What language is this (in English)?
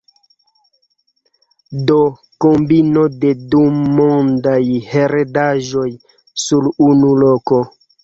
Esperanto